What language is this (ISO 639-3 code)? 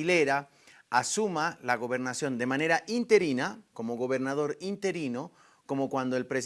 spa